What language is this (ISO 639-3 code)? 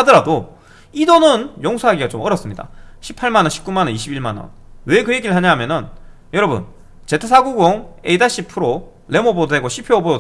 kor